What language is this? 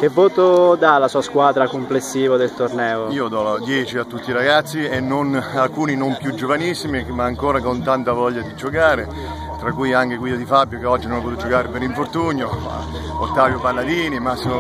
Italian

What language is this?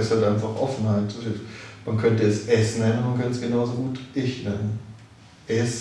German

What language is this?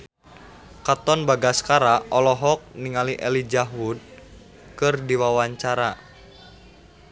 Sundanese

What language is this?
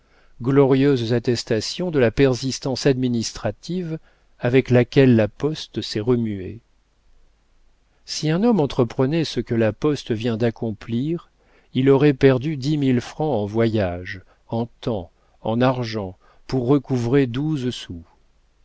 French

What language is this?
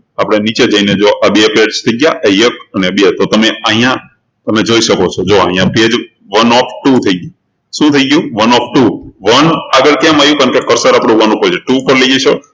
Gujarati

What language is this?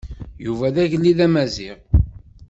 Kabyle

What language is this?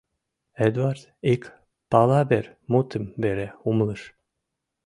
Mari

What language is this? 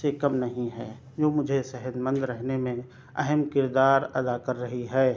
Urdu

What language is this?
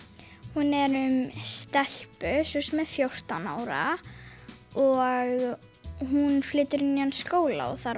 Icelandic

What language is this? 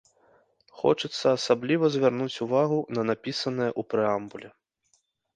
Belarusian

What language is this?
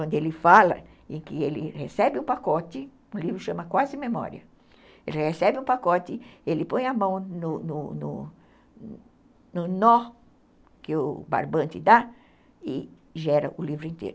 Portuguese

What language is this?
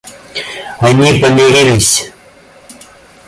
Russian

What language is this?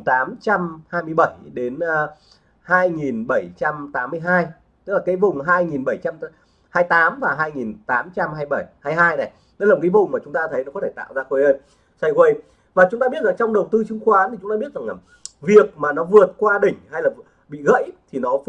Vietnamese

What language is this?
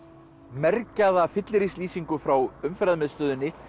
Icelandic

